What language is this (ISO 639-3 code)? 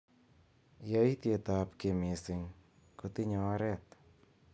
kln